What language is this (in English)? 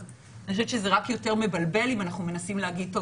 Hebrew